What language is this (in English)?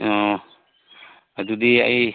Manipuri